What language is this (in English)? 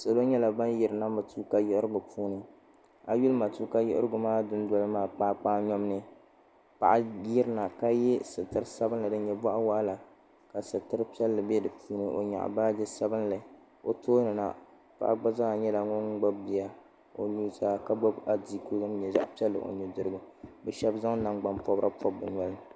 Dagbani